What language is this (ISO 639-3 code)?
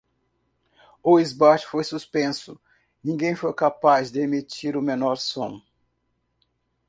por